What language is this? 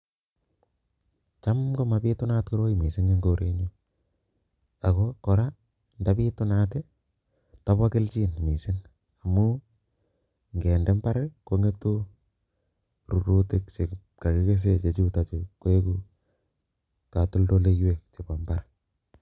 Kalenjin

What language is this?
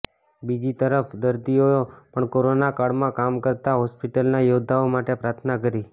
Gujarati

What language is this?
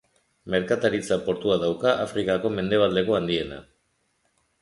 Basque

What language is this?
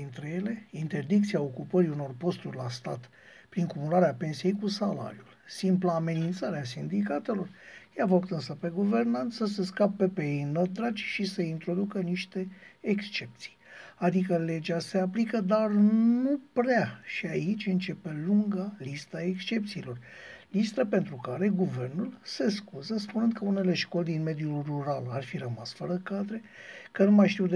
Romanian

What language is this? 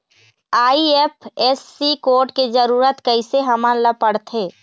Chhattisgarhi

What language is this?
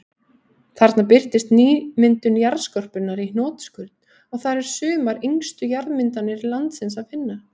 Icelandic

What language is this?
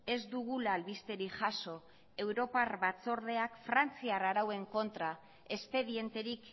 Basque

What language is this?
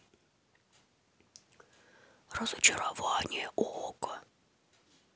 Russian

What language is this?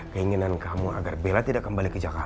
Indonesian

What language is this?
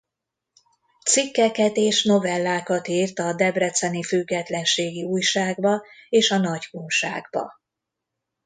Hungarian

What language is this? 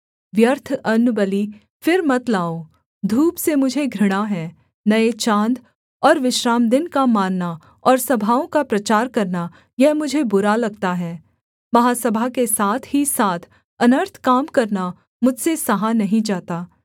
Hindi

